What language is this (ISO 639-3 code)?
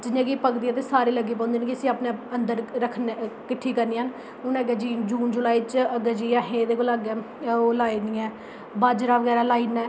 doi